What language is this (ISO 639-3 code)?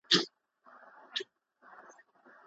pus